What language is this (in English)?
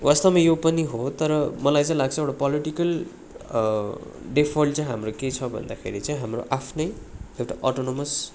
Nepali